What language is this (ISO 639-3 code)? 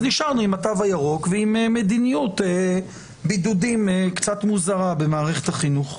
heb